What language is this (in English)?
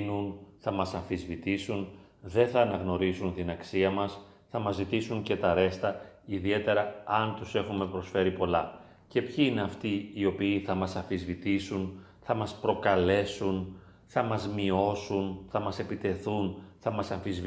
Greek